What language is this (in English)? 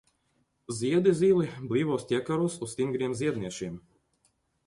Latvian